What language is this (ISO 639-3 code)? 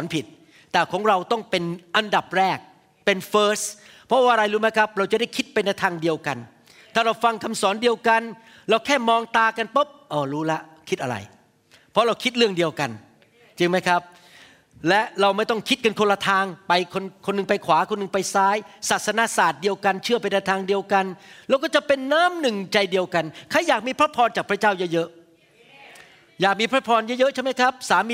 tha